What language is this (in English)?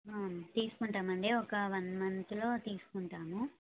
Telugu